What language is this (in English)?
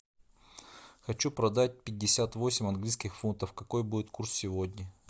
Russian